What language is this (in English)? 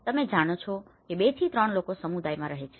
Gujarati